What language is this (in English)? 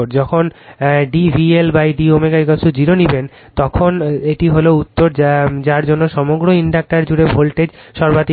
Bangla